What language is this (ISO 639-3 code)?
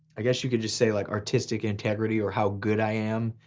eng